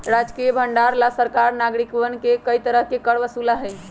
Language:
Magahi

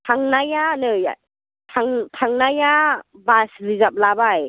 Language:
Bodo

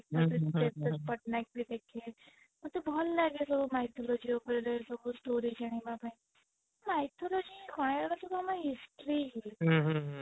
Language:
Odia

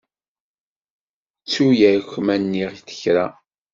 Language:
Kabyle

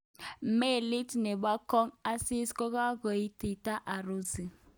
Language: Kalenjin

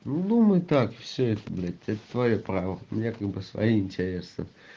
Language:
Russian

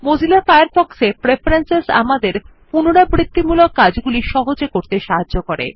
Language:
Bangla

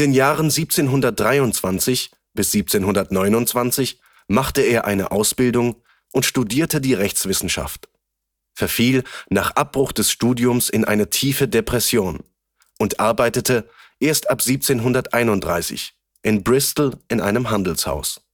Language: German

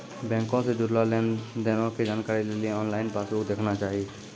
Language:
Maithili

